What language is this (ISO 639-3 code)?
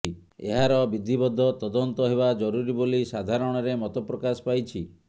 ori